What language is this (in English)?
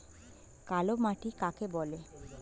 Bangla